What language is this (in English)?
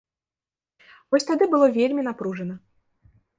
Belarusian